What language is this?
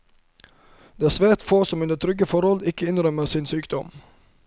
Norwegian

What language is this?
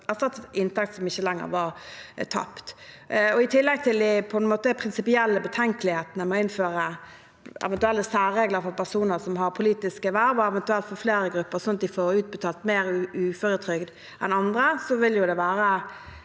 Norwegian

